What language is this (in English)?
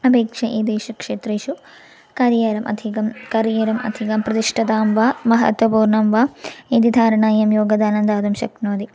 Sanskrit